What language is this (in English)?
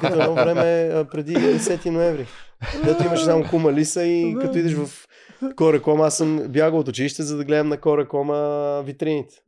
Bulgarian